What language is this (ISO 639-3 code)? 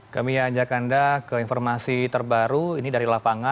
ind